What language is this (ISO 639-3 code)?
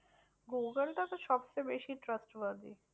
ben